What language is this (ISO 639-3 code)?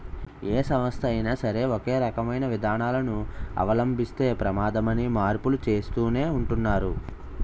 tel